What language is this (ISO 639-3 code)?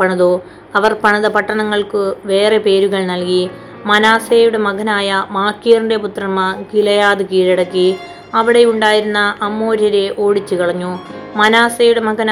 mal